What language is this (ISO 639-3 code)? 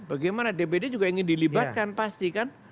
ind